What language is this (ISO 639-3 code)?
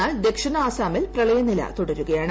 mal